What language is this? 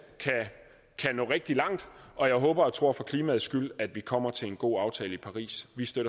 Danish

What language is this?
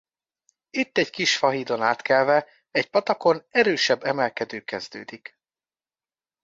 Hungarian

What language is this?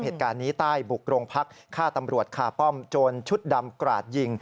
Thai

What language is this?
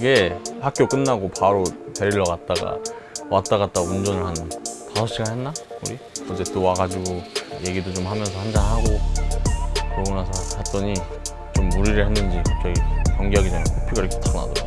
Korean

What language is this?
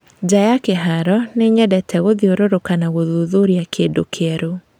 Kikuyu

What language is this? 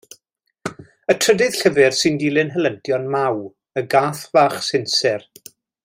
Welsh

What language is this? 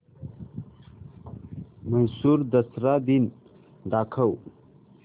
Marathi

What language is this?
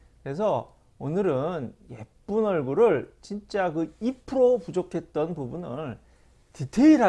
Korean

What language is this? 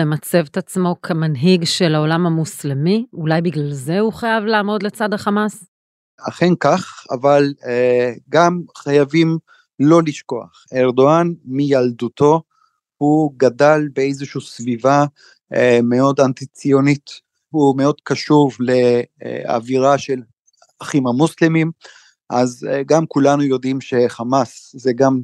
Hebrew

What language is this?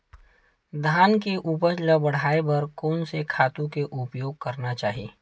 Chhattisgarhi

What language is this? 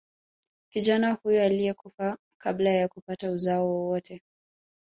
Swahili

